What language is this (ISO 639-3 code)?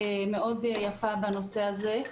heb